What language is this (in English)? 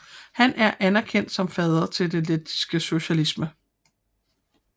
Danish